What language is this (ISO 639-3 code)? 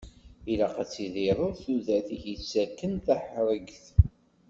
kab